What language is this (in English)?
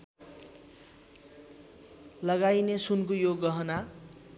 Nepali